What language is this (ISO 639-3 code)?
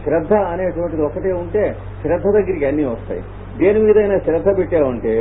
hin